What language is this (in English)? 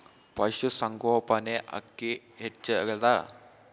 Kannada